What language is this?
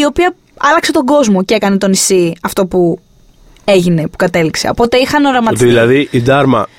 Greek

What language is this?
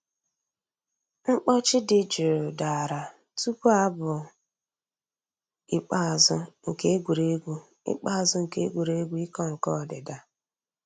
Igbo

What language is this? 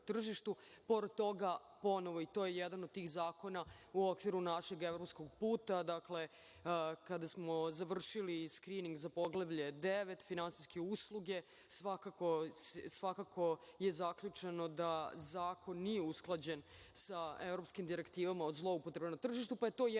Serbian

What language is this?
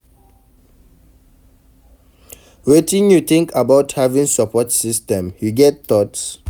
Nigerian Pidgin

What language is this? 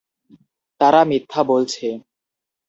Bangla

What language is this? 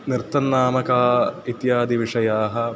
Sanskrit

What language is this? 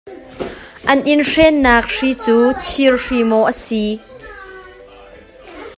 Hakha Chin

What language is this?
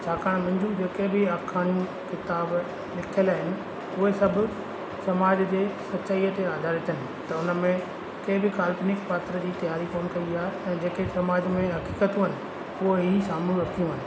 Sindhi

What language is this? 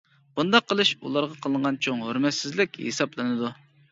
Uyghur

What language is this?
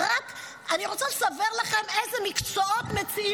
Hebrew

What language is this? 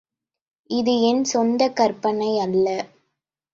Tamil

